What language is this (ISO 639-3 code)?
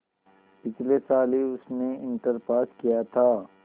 hin